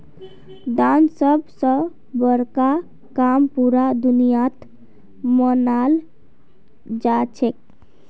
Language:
Magahi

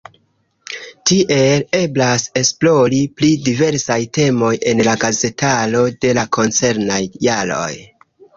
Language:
Esperanto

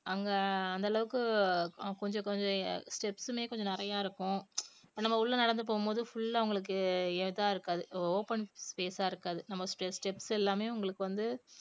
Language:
Tamil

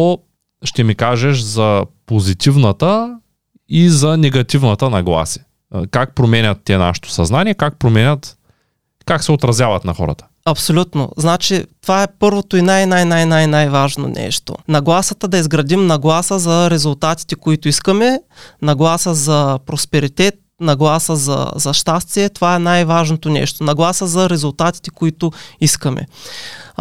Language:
Bulgarian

